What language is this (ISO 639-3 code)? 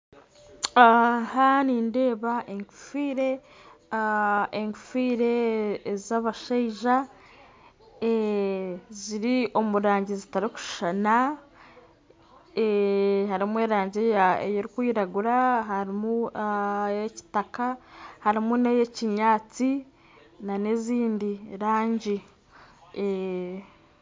nyn